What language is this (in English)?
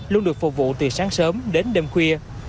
Vietnamese